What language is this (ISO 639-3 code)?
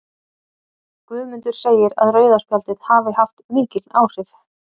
isl